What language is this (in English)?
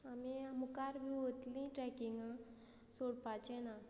Konkani